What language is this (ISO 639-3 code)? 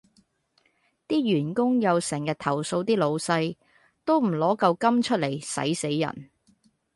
yue